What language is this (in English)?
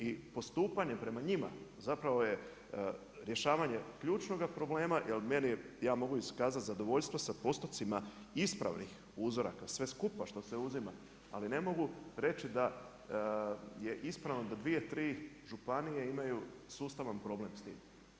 Croatian